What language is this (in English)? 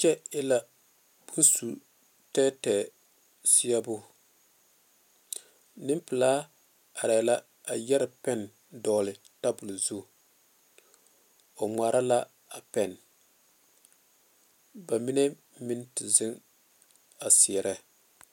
Southern Dagaare